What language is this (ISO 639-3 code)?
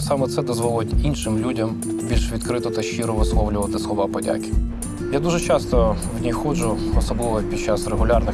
ukr